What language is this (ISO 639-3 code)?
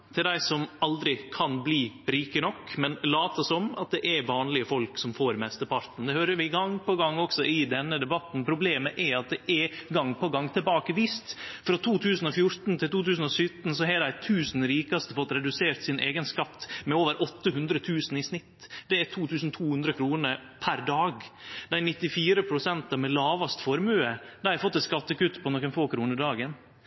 nno